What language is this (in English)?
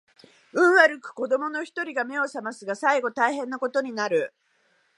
Japanese